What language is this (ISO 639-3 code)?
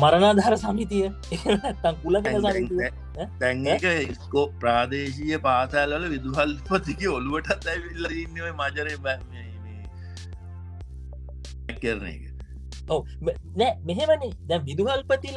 ind